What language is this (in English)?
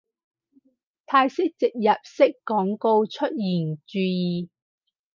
Cantonese